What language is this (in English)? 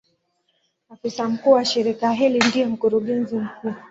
Swahili